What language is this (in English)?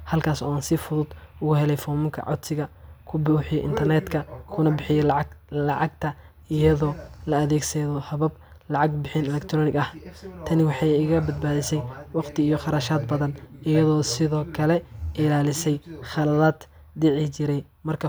Somali